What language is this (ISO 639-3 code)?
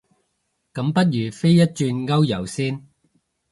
yue